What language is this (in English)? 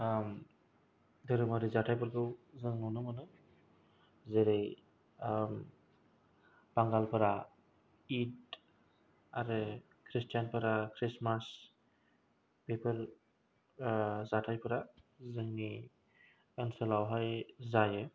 Bodo